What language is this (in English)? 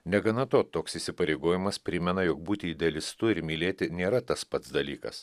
Lithuanian